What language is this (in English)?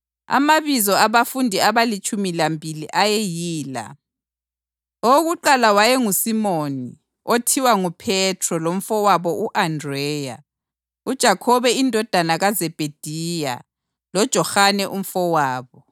North Ndebele